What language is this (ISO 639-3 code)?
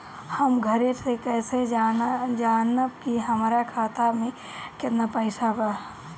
bho